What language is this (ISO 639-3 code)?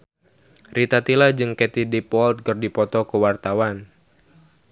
sun